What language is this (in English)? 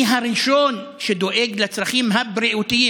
Hebrew